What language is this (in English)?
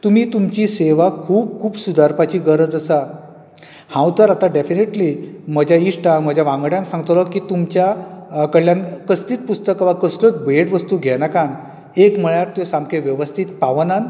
Konkani